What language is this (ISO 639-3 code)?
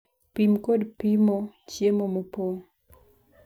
luo